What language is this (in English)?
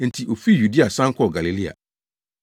Akan